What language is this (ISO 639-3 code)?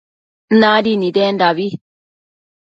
mcf